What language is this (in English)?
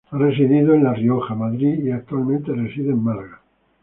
Spanish